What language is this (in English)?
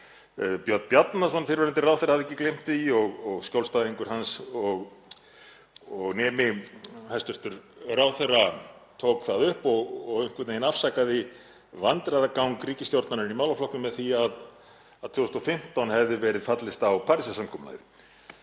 Icelandic